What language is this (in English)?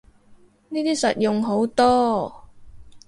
Cantonese